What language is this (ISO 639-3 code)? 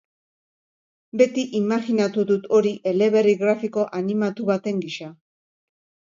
eus